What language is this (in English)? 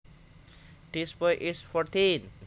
Javanese